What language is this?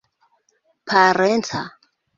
Esperanto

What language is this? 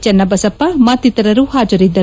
Kannada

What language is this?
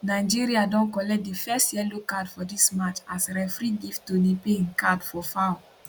Nigerian Pidgin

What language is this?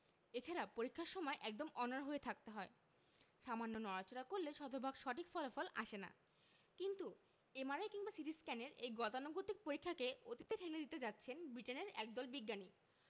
Bangla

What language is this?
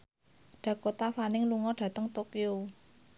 Javanese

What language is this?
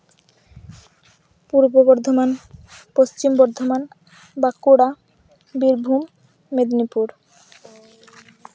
Santali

